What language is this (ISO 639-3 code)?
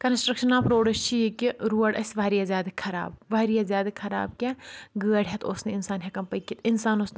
kas